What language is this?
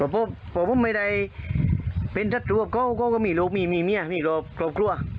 Thai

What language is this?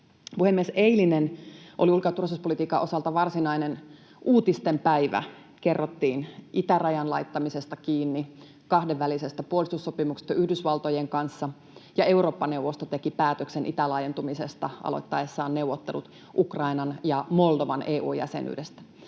Finnish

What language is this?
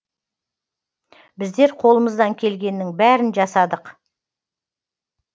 Kazakh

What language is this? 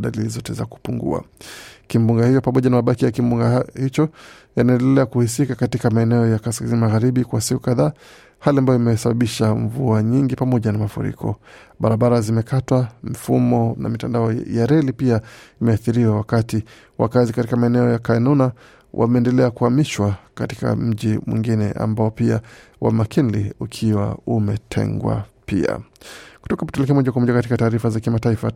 Swahili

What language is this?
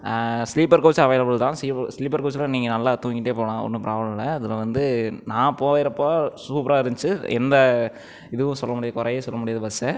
Tamil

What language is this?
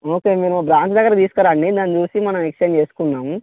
Telugu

